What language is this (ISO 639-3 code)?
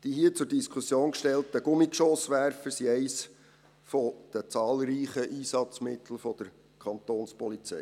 gsw